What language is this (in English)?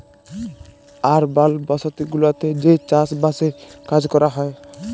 Bangla